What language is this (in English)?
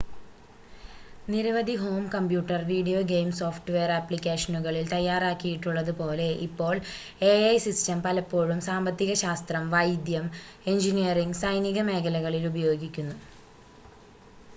Malayalam